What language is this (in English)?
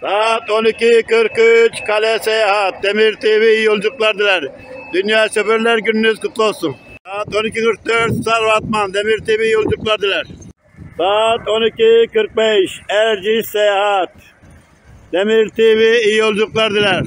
Turkish